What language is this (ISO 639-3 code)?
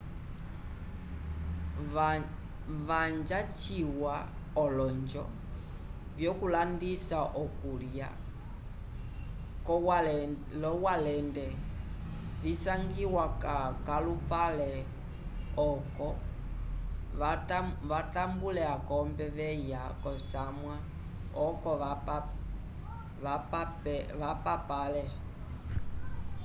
umb